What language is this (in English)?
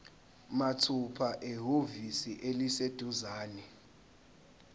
Zulu